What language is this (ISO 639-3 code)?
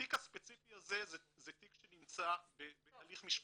heb